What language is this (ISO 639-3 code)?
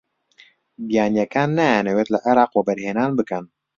ckb